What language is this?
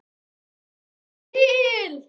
Icelandic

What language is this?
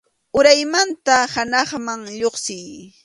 Arequipa-La Unión Quechua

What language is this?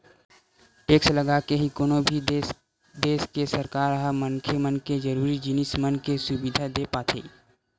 Chhattisgarhi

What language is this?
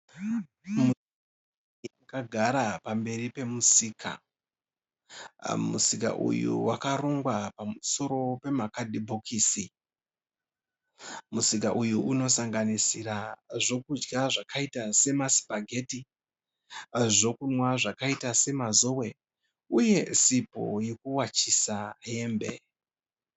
Shona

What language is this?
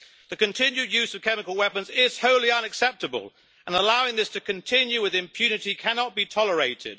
English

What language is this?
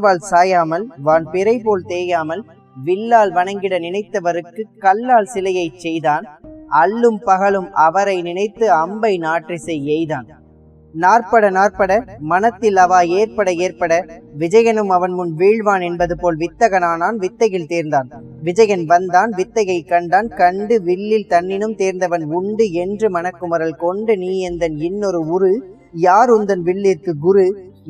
Tamil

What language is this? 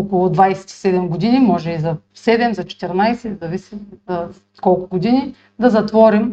Bulgarian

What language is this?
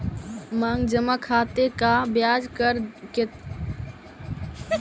Magahi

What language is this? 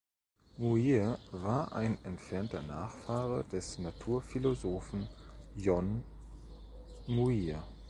German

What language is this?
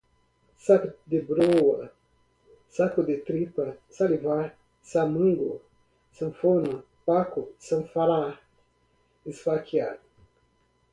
Portuguese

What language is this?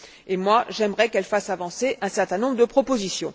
French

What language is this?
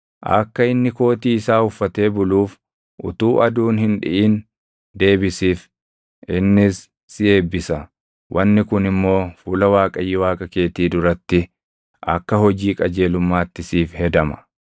Oromo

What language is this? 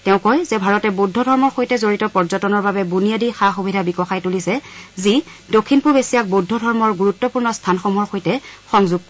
Assamese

